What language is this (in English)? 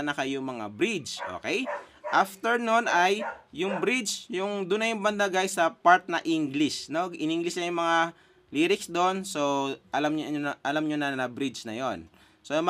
Filipino